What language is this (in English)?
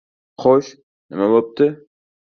Uzbek